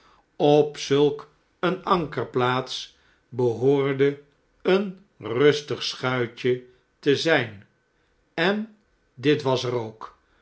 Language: Dutch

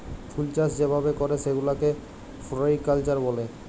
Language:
Bangla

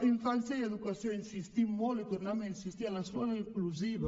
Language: Catalan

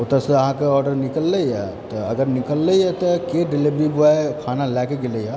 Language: Maithili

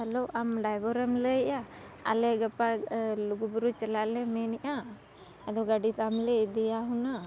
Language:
Santali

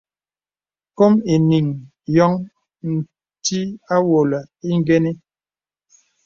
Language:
Bebele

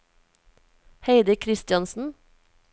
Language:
Norwegian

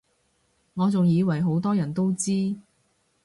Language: Cantonese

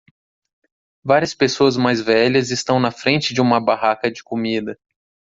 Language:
Portuguese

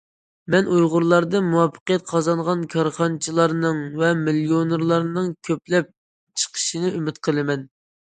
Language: Uyghur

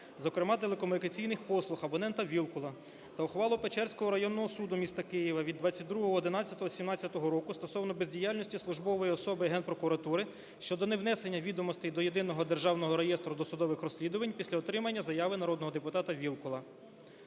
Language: Ukrainian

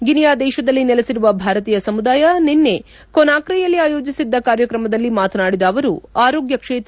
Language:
Kannada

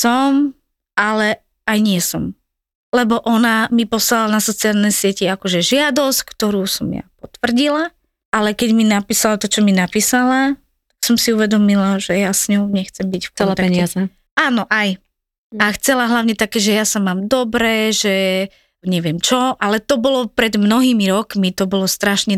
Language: Slovak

